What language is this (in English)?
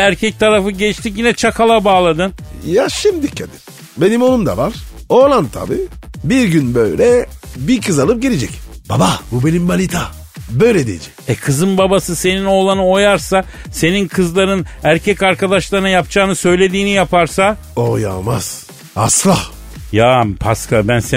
Turkish